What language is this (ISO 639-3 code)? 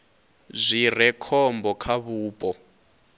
ven